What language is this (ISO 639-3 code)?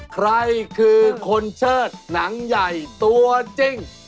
tha